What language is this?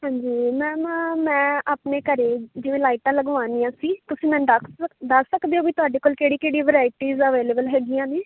Punjabi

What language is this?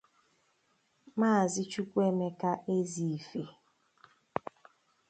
Igbo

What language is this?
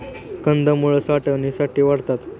Marathi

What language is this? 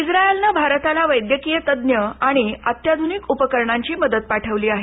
Marathi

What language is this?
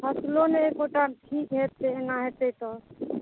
Maithili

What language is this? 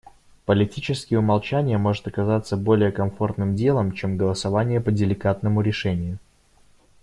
Russian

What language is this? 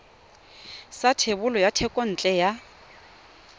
Tswana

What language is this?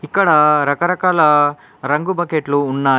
Telugu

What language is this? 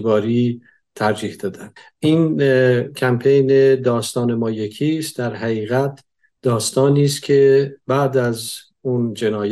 Persian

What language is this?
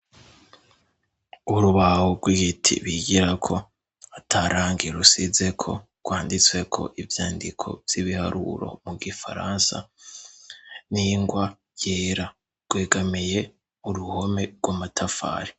Rundi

